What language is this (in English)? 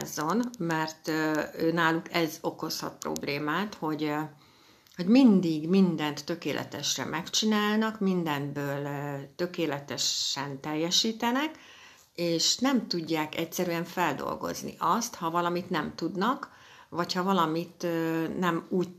Hungarian